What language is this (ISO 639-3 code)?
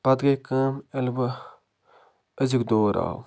kas